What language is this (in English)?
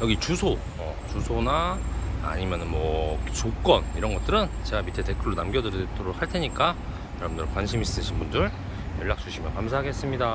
Korean